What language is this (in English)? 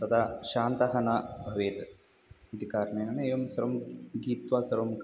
Sanskrit